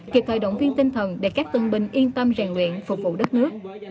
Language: Vietnamese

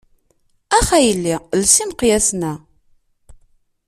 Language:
Kabyle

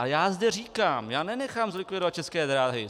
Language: Czech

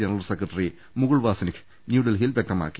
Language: Malayalam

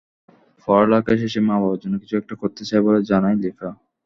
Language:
Bangla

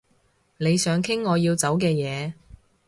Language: Cantonese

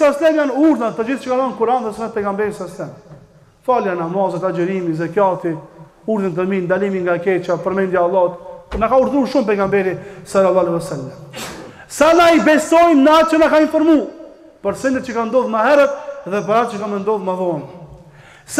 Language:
Arabic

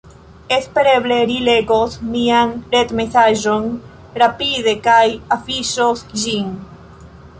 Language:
Esperanto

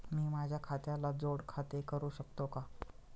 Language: Marathi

